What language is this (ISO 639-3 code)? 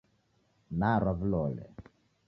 dav